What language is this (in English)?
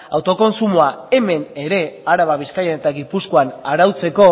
Basque